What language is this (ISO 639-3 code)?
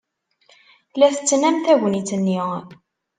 kab